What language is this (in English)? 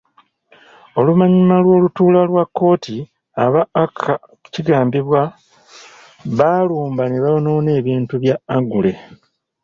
Ganda